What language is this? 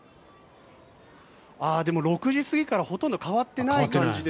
Japanese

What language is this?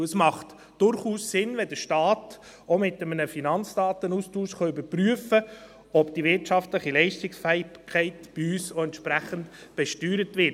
Swiss German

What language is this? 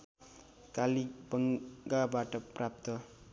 Nepali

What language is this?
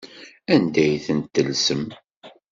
Kabyle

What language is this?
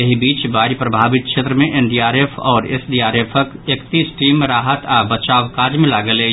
Maithili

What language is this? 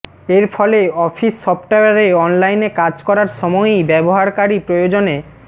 Bangla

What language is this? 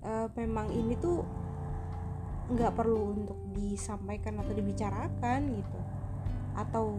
Indonesian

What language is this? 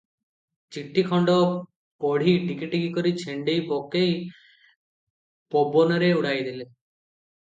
Odia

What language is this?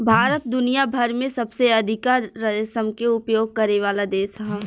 Bhojpuri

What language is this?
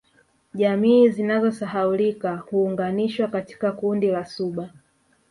Swahili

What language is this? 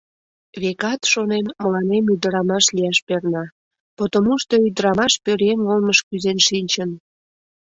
Mari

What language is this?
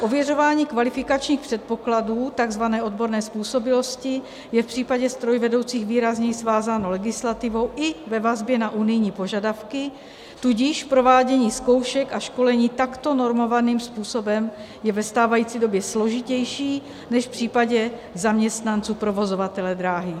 Czech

